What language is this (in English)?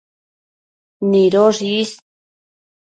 Matsés